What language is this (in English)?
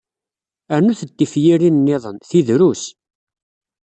Kabyle